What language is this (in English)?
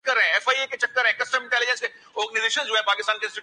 Urdu